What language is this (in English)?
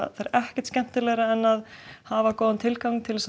Icelandic